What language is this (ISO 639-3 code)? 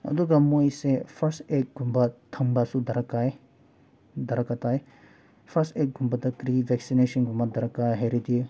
mni